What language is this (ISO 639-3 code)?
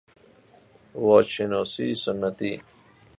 fas